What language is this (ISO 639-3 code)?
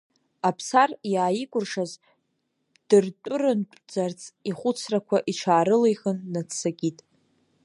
abk